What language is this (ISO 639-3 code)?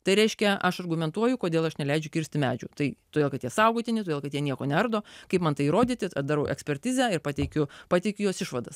lit